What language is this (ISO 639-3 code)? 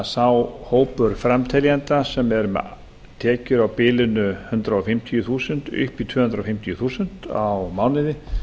isl